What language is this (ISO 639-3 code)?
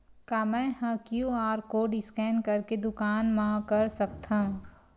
hne